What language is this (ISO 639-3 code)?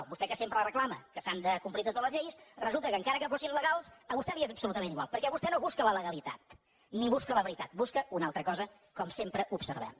cat